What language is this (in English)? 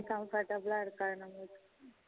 Tamil